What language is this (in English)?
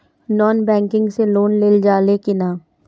Bhojpuri